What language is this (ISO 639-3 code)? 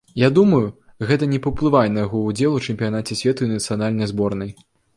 bel